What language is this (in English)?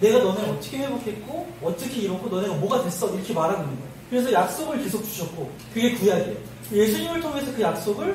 Korean